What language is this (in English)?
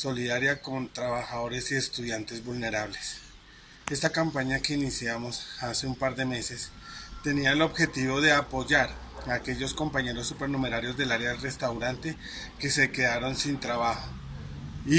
Spanish